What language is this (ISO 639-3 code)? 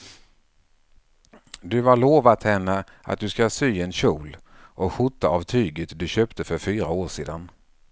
swe